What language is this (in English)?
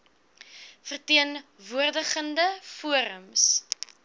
Afrikaans